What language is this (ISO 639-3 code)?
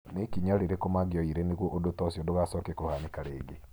kik